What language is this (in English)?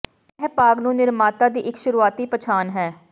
Punjabi